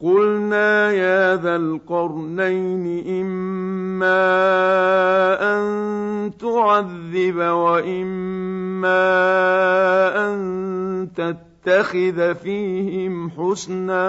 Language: Arabic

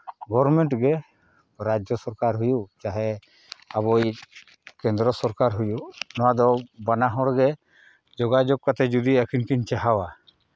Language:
Santali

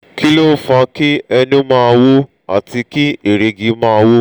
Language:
Yoruba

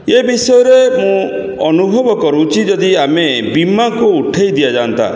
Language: Odia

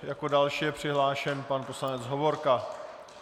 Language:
Czech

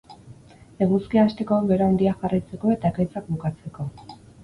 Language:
Basque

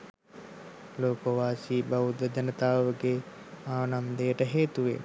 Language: Sinhala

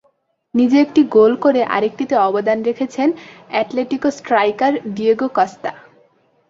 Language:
Bangla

